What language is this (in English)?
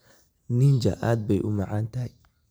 Somali